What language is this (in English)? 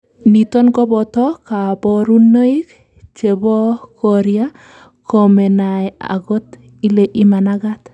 Kalenjin